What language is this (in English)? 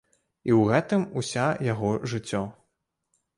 Belarusian